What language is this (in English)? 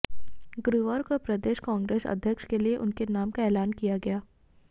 Hindi